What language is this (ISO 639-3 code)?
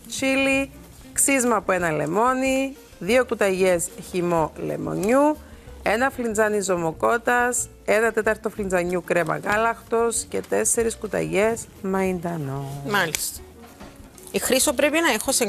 ell